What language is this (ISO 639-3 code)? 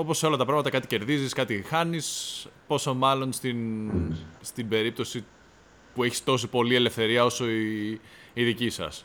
ell